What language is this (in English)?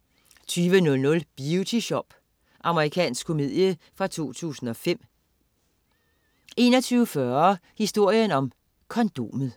Danish